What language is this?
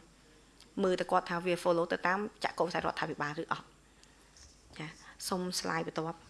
Vietnamese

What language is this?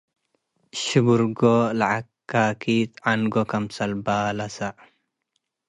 Tigre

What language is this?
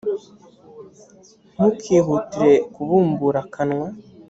Kinyarwanda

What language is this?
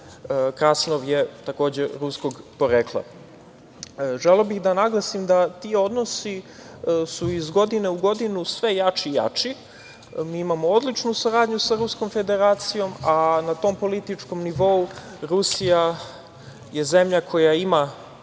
Serbian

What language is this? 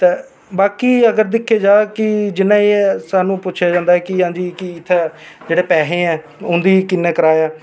Dogri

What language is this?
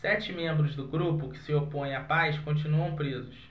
Portuguese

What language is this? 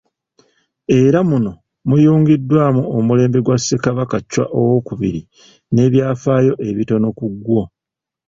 Ganda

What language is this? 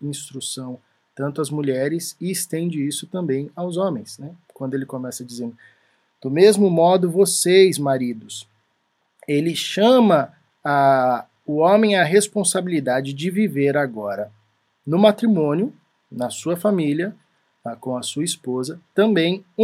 Portuguese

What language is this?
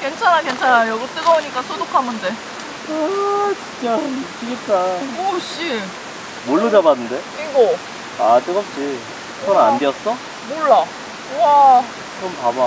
Korean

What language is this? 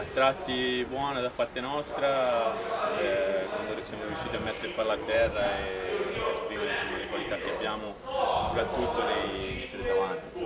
Italian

